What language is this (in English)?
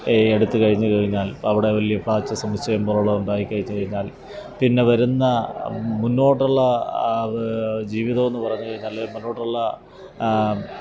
Malayalam